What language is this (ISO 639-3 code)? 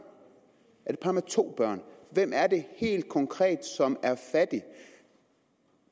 dan